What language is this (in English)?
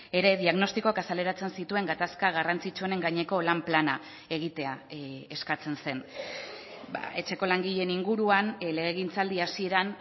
Basque